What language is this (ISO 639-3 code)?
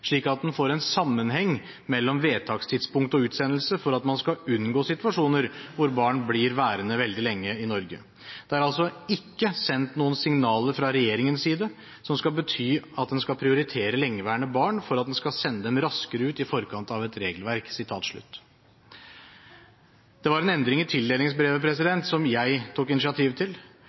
nob